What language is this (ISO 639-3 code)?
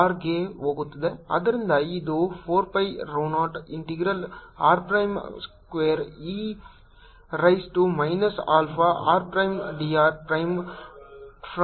kan